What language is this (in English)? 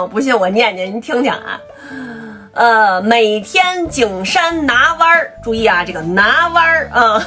Chinese